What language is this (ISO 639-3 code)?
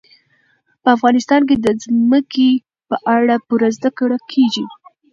pus